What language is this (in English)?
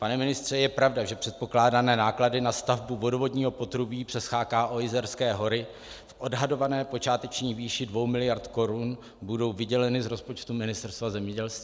Czech